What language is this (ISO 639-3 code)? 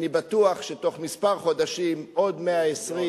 heb